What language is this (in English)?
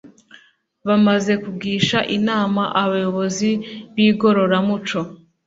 Kinyarwanda